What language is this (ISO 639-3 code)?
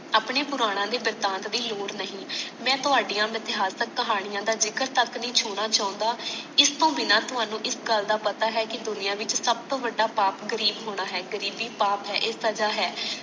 pan